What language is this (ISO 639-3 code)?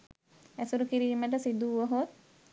sin